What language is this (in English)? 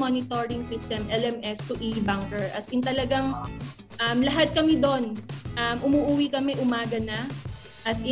Filipino